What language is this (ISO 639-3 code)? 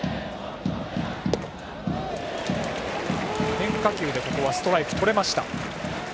jpn